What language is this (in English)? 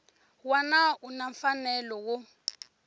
Tsonga